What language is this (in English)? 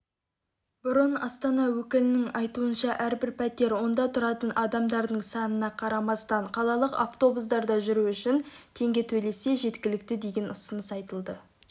Kazakh